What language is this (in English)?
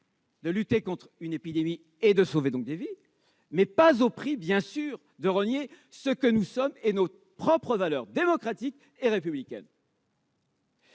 French